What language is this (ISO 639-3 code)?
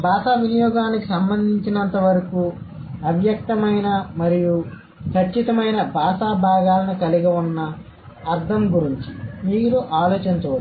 tel